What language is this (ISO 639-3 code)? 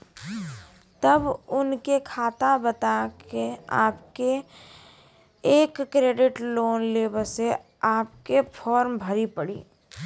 mai